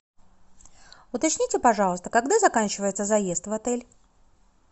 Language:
Russian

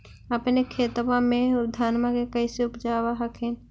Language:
Magahi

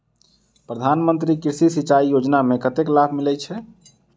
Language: Maithili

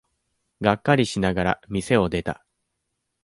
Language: Japanese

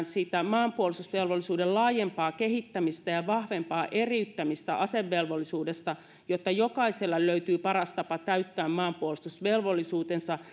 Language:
Finnish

